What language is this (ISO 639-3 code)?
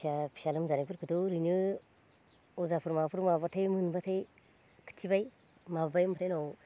brx